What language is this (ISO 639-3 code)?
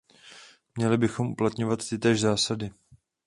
ces